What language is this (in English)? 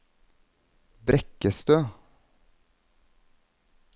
Norwegian